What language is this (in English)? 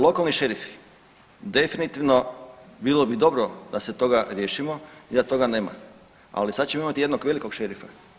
Croatian